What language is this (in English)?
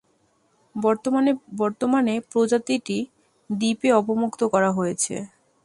Bangla